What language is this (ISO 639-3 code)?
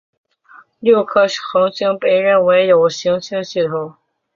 zho